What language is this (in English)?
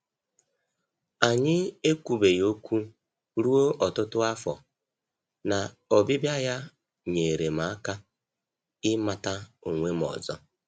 Igbo